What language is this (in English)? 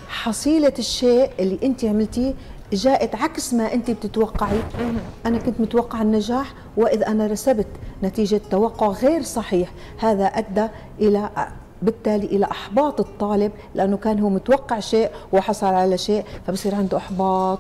Arabic